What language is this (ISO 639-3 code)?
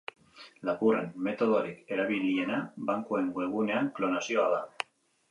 eus